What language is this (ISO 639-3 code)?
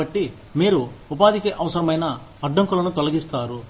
tel